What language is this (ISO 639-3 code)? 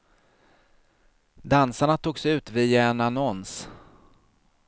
swe